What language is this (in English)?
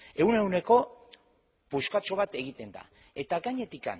Basque